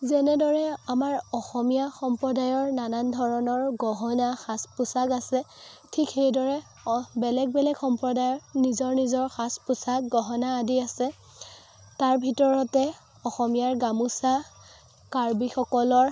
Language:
Assamese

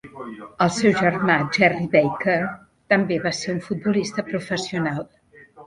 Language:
Catalan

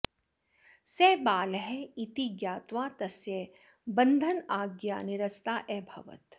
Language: Sanskrit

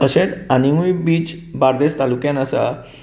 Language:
Konkani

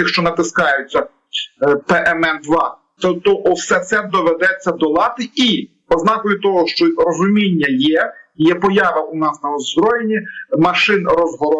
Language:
Ukrainian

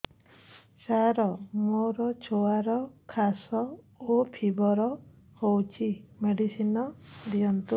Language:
Odia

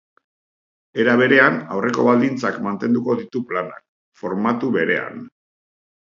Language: Basque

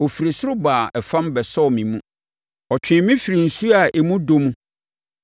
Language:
Akan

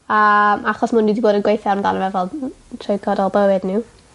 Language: Welsh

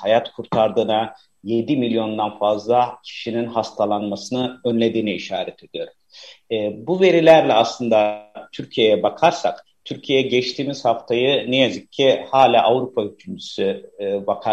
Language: Turkish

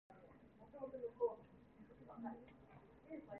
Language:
Cantonese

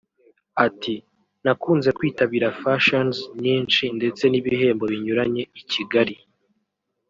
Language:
Kinyarwanda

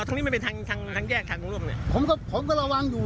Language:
Thai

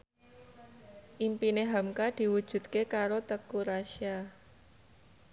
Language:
Javanese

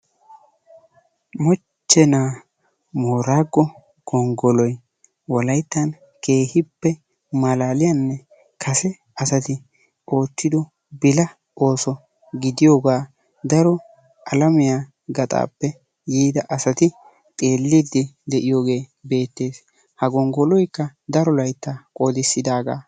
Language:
Wolaytta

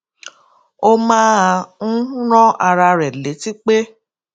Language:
Yoruba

